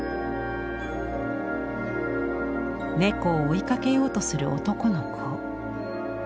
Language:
Japanese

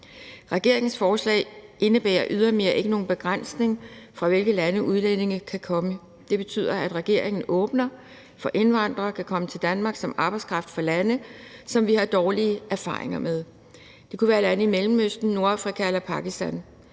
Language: Danish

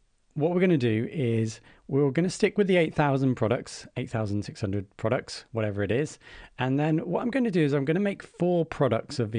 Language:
English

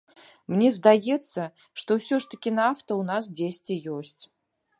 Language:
Belarusian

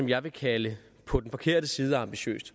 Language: Danish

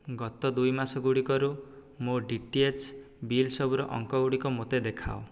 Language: Odia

